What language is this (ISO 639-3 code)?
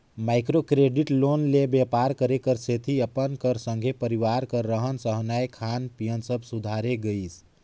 hne